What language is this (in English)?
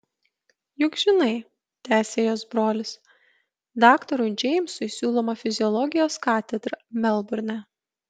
Lithuanian